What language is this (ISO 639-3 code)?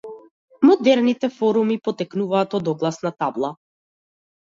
mkd